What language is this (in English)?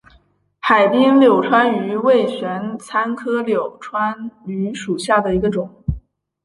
Chinese